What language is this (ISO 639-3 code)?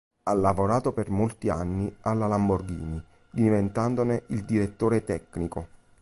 ita